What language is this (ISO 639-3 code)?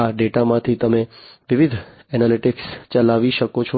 guj